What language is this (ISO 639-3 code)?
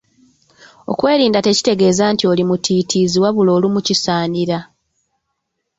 lug